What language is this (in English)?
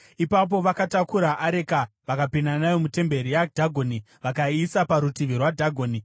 Shona